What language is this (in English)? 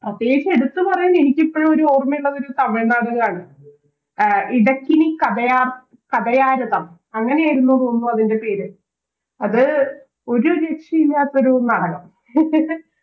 Malayalam